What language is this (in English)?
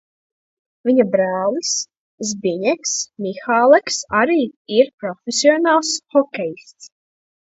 Latvian